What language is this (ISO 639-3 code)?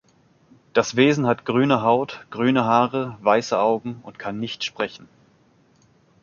deu